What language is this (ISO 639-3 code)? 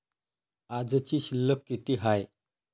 mar